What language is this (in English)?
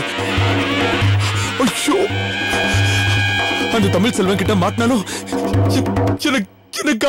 Indonesian